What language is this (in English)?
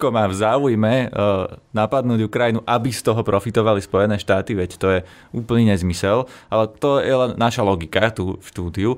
Slovak